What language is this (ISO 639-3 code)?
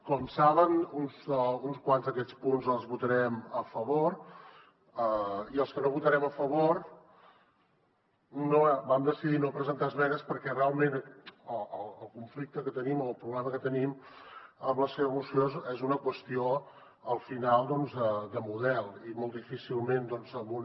cat